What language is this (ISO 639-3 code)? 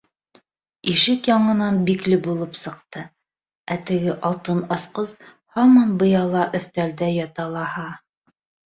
bak